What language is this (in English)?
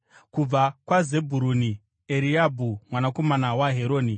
Shona